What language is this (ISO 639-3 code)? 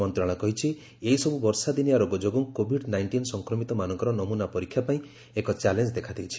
ori